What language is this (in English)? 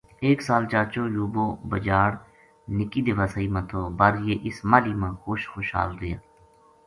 Gujari